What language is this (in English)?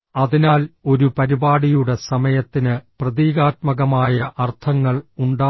Malayalam